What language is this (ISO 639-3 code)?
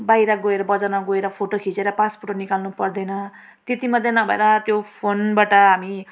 nep